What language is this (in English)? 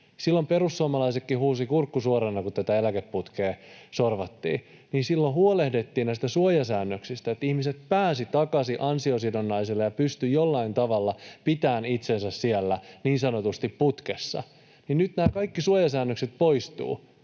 Finnish